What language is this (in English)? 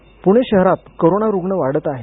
Marathi